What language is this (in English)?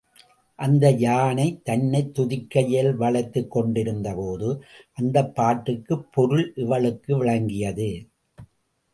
Tamil